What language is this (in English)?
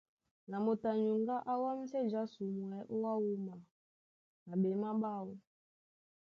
Duala